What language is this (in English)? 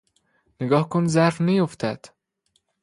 Persian